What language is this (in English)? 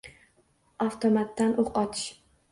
Uzbek